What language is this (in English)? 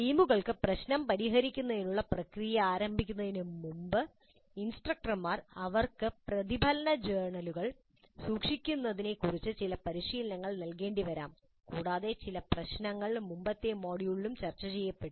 Malayalam